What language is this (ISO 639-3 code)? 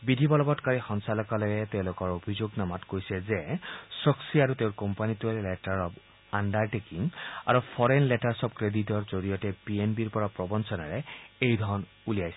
asm